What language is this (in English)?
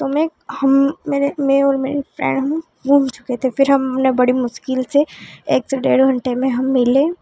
Hindi